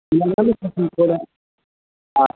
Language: Kashmiri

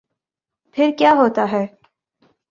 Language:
Urdu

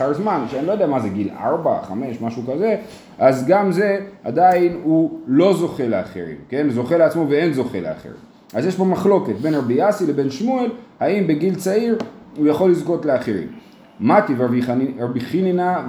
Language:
Hebrew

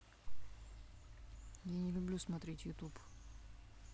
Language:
Russian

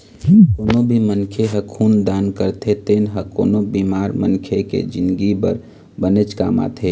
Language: Chhattisgarhi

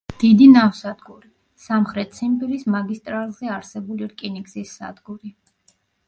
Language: Georgian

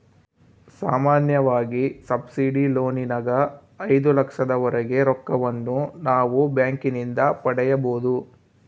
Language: Kannada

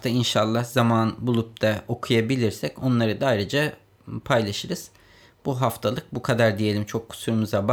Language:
Turkish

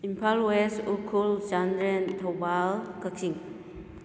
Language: Manipuri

